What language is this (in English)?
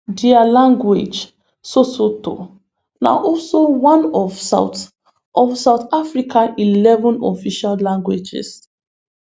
Nigerian Pidgin